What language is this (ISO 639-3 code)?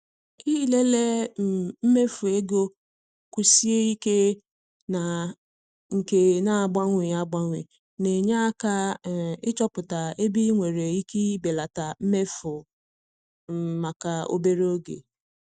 ibo